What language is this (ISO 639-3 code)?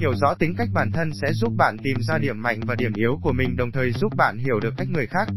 vie